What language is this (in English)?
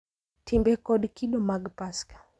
Luo (Kenya and Tanzania)